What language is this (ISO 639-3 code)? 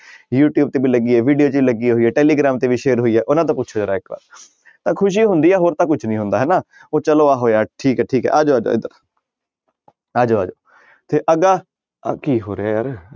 pan